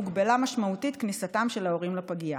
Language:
Hebrew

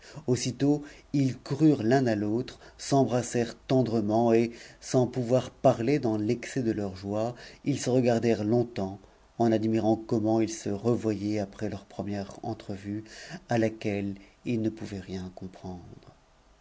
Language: French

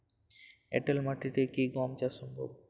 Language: Bangla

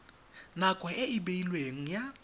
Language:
Tswana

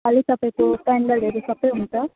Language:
Nepali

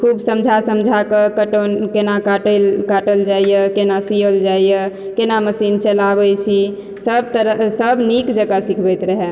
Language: Maithili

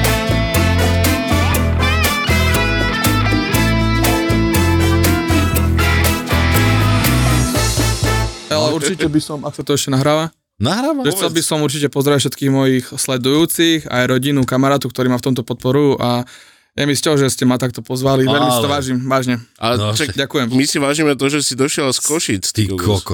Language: Slovak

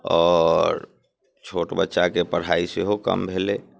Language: Maithili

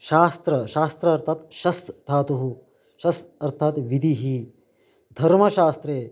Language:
Sanskrit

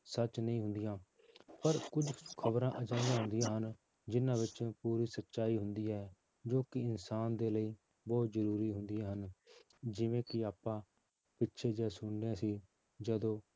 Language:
Punjabi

